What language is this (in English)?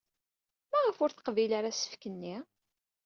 Kabyle